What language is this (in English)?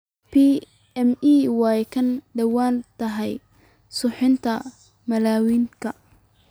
Somali